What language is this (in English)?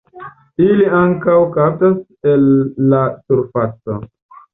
Esperanto